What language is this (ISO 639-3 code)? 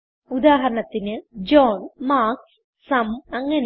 mal